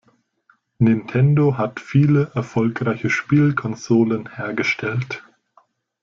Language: German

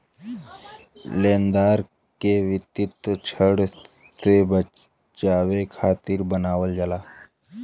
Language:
Bhojpuri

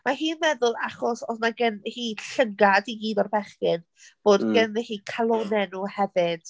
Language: Welsh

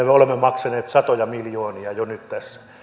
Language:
Finnish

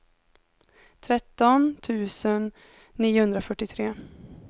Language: Swedish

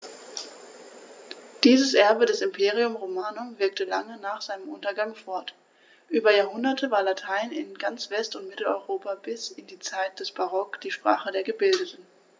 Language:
German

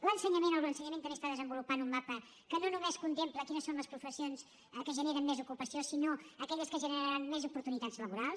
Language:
Catalan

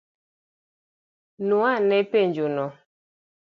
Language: Luo (Kenya and Tanzania)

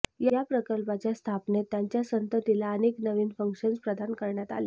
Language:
Marathi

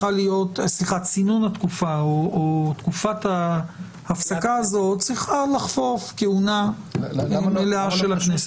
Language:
Hebrew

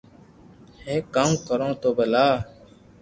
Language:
Loarki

